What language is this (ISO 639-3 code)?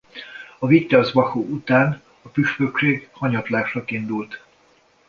hun